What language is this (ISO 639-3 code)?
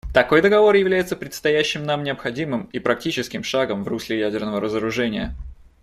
rus